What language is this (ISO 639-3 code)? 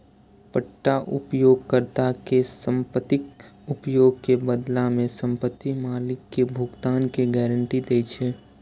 mai